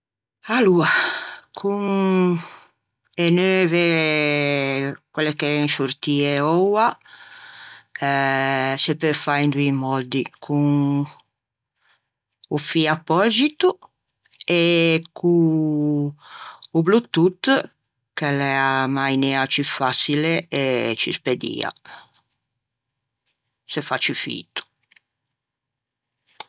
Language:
Ligurian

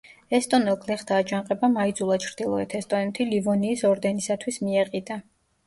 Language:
Georgian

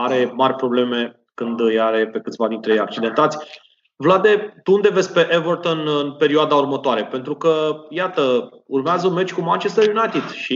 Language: Romanian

